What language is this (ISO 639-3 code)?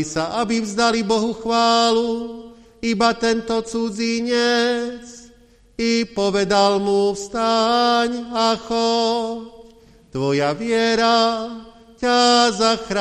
slk